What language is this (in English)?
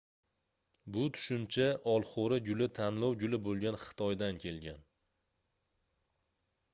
Uzbek